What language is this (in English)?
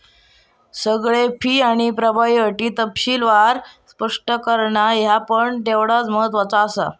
Marathi